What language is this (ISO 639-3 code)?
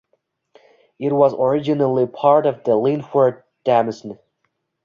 eng